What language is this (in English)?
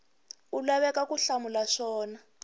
Tsonga